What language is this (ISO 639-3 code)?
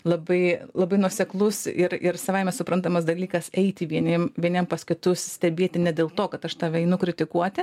lit